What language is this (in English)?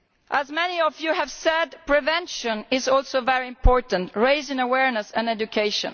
English